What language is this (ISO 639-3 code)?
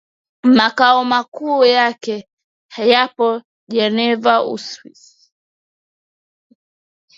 swa